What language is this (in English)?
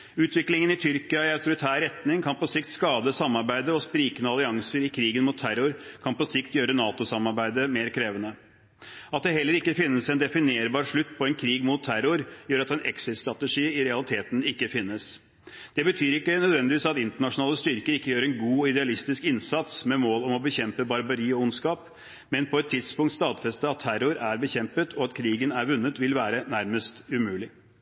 Norwegian Bokmål